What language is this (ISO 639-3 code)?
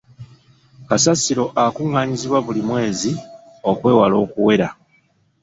lug